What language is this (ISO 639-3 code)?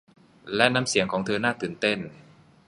tha